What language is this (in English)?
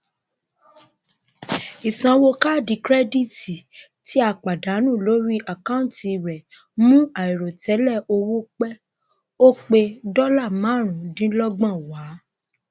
Yoruba